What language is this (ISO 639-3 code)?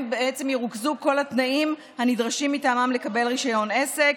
heb